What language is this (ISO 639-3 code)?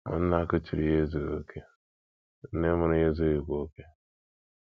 ibo